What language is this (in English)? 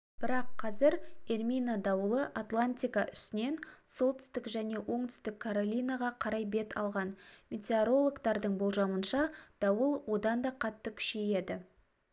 Kazakh